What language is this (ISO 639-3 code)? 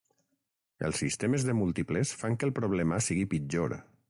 cat